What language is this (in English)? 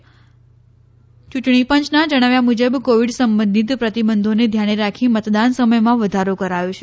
Gujarati